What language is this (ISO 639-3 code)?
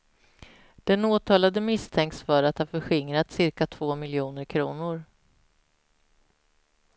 swe